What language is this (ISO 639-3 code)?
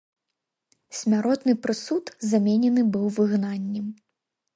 bel